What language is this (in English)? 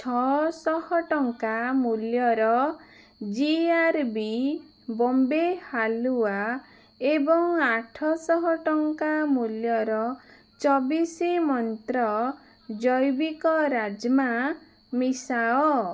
Odia